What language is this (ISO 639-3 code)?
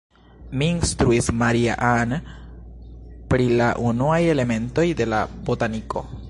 epo